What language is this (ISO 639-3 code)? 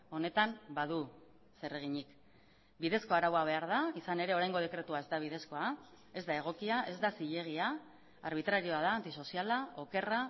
eus